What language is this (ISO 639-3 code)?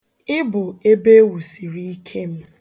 ibo